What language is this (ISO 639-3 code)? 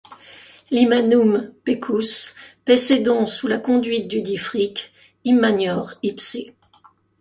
fra